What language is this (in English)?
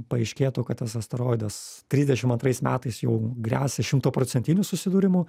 Lithuanian